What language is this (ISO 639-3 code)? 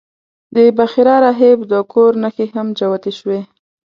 pus